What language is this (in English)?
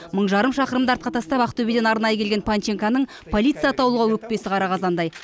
Kazakh